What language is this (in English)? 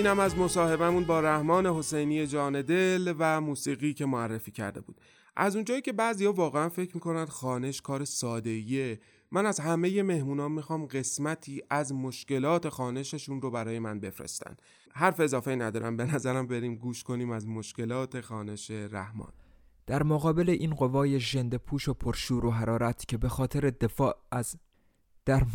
Persian